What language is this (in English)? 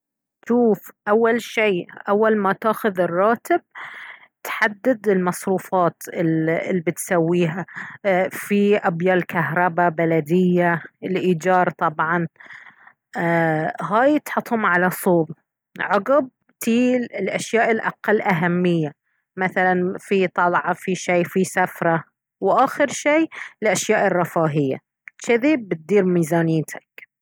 Baharna Arabic